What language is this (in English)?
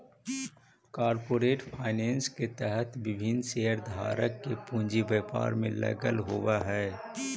Magahi